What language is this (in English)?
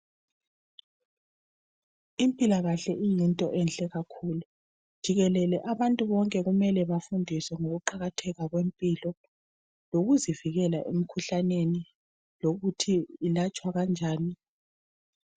North Ndebele